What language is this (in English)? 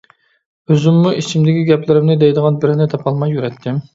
Uyghur